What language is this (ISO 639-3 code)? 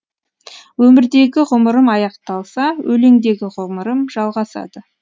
kaz